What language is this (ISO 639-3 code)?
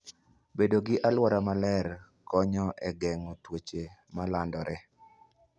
luo